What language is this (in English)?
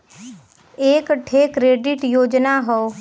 Bhojpuri